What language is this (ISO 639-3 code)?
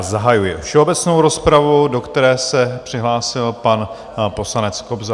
ces